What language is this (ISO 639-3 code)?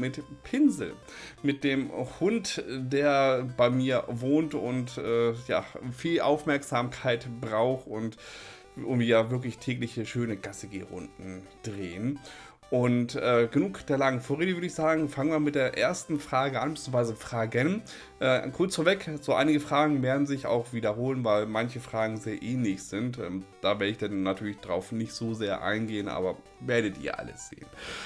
deu